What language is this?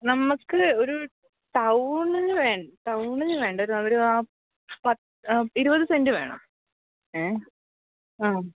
Malayalam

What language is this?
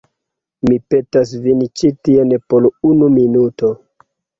Esperanto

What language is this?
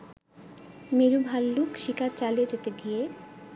Bangla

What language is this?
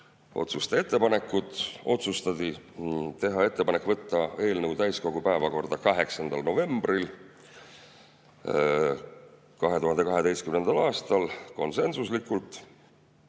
Estonian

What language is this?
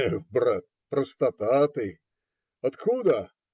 Russian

